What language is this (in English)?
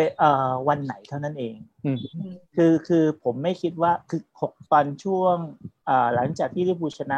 Thai